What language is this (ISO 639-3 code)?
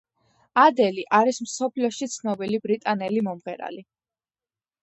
kat